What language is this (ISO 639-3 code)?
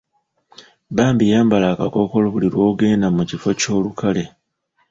lug